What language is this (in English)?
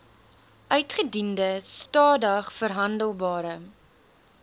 Afrikaans